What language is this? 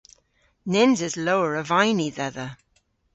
Cornish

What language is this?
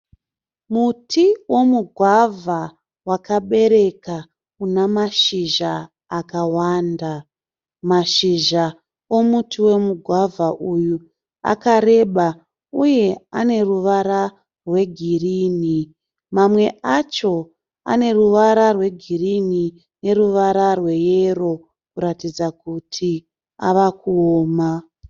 Shona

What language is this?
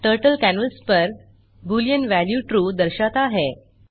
Hindi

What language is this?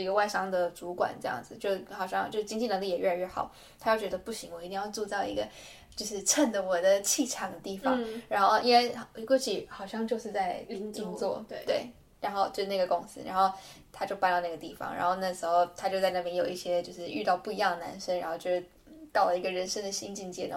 Chinese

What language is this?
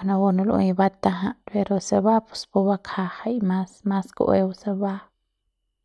Central Pame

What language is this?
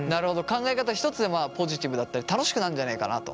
Japanese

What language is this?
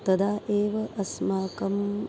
Sanskrit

